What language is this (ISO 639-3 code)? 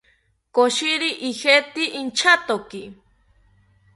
cpy